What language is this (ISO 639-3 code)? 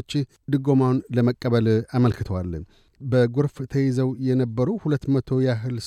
amh